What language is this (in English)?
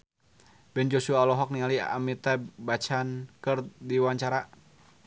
Sundanese